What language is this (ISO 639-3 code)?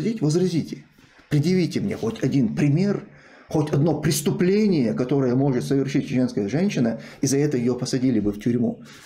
rus